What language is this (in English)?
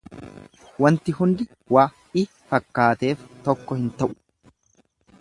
Oromo